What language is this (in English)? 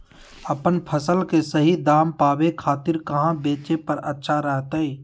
Magahi